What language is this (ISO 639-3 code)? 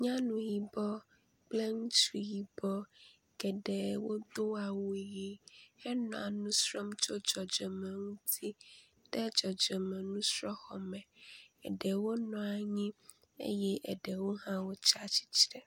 ewe